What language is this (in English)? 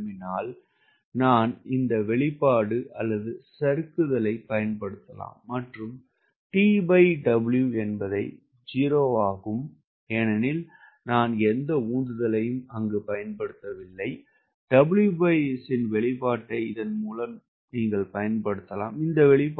Tamil